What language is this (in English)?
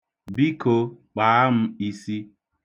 Igbo